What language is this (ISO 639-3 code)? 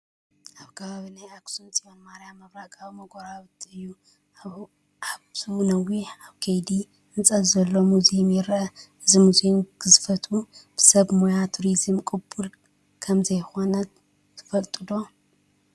tir